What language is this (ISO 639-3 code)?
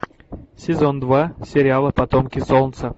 rus